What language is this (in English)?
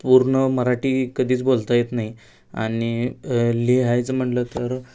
Marathi